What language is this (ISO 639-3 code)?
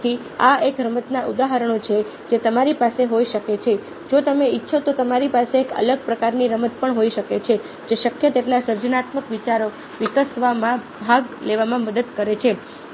guj